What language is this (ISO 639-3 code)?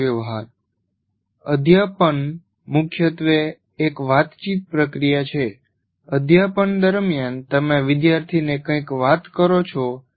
guj